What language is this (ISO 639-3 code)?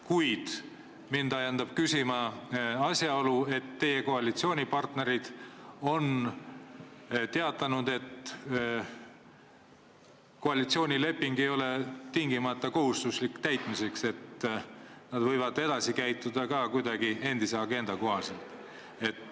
est